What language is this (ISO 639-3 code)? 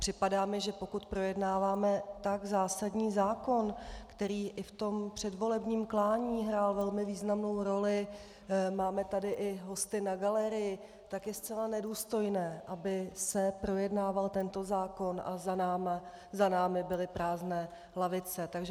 ces